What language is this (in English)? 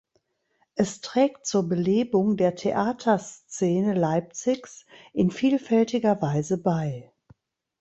German